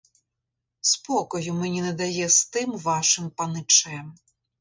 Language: Ukrainian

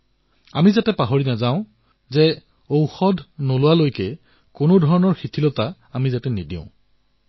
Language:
Assamese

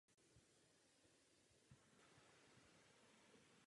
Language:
Czech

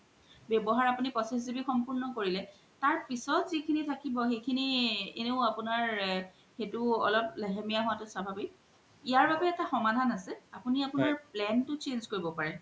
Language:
Assamese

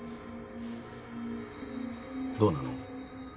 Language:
Japanese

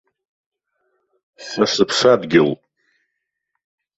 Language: Abkhazian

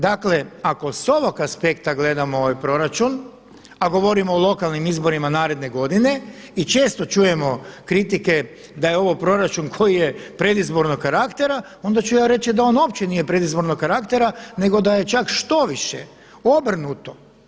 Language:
Croatian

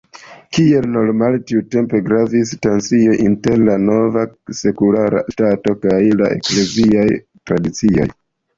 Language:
Esperanto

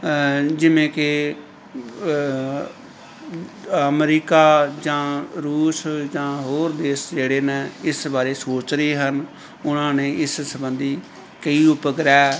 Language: Punjabi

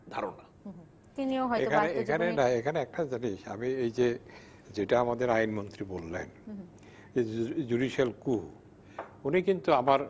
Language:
Bangla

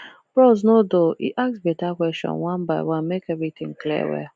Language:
Nigerian Pidgin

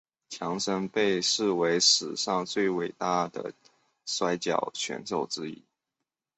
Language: Chinese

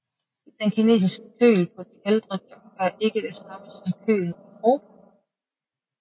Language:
Danish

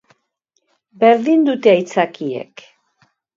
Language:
Basque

